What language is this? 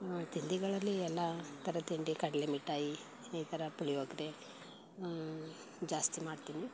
Kannada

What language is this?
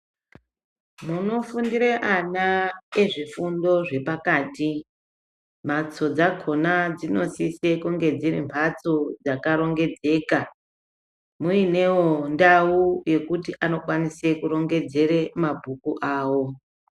Ndau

